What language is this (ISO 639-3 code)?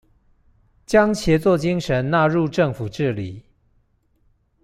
zho